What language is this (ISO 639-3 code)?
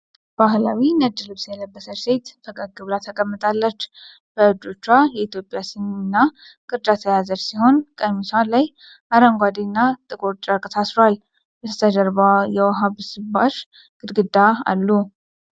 amh